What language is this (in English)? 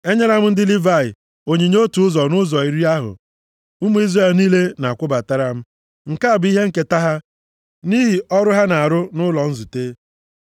Igbo